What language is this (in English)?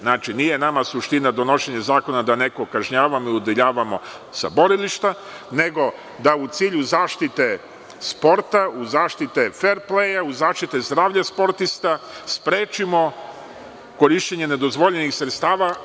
Serbian